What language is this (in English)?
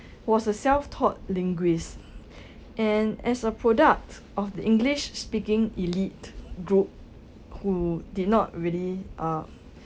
English